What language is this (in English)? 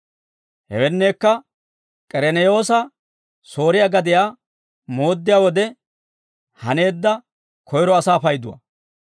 Dawro